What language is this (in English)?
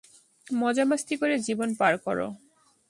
Bangla